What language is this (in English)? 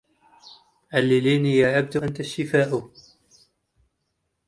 Arabic